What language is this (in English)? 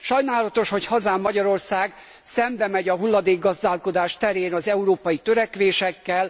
Hungarian